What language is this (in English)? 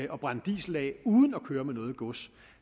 Danish